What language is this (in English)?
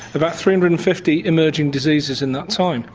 English